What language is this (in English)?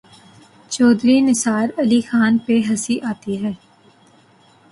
Urdu